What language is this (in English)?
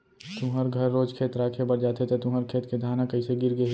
Chhattisgarhi